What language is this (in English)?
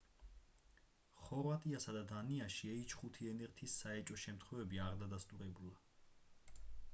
Georgian